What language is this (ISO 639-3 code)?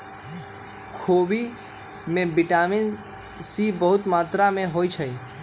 mag